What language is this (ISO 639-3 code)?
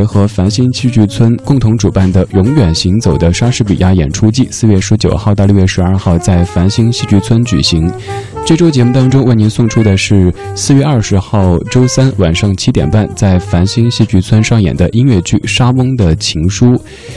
zho